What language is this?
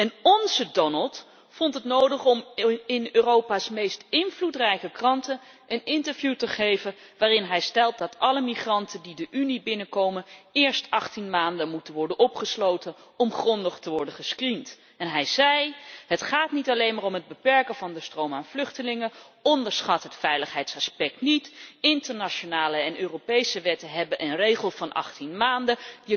Dutch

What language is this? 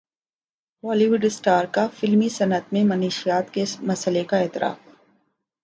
Urdu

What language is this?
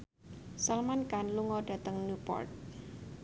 Javanese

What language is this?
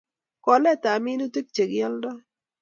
Kalenjin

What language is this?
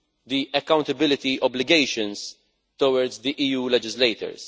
English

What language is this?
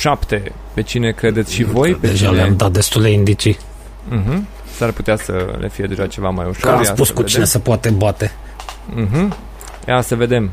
Romanian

